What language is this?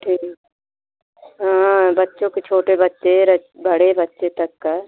Hindi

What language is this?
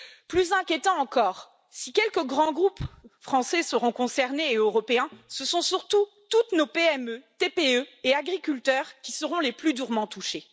French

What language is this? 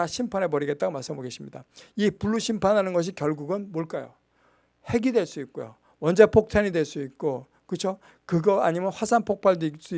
Korean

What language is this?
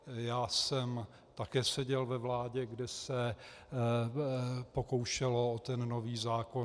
Czech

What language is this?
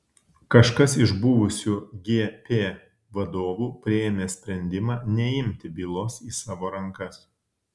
Lithuanian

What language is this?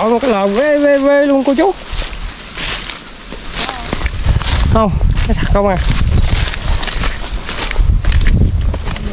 Vietnamese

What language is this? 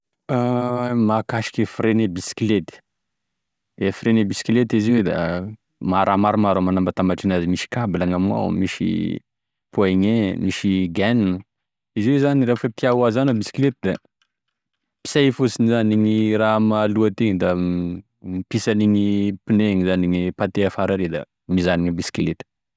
Tesaka Malagasy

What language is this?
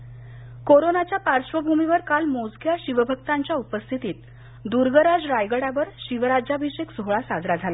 Marathi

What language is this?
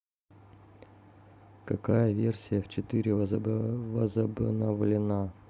Russian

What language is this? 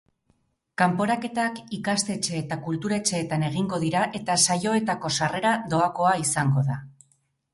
Basque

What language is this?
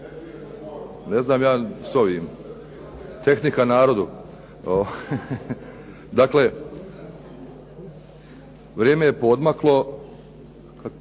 Croatian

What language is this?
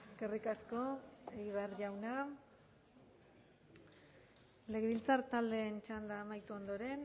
Basque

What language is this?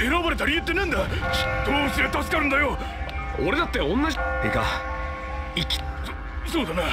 Japanese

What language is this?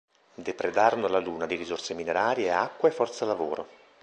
Italian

